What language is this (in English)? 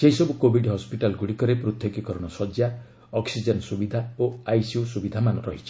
Odia